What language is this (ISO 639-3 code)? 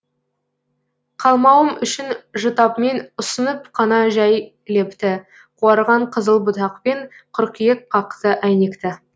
kaz